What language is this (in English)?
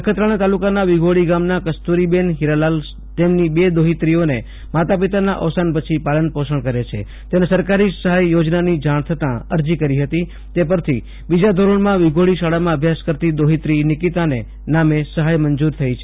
Gujarati